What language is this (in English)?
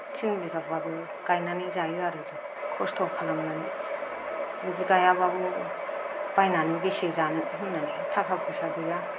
Bodo